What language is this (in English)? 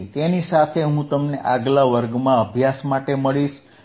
Gujarati